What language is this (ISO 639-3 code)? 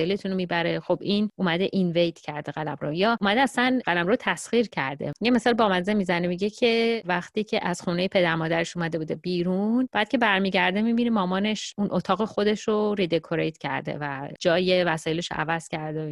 fas